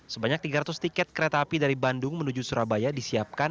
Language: Indonesian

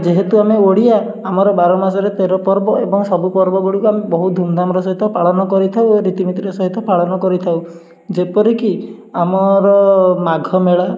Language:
Odia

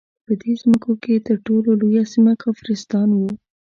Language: Pashto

